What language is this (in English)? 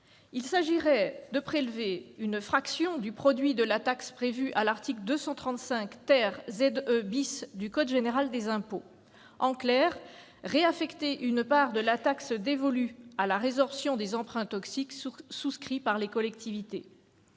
French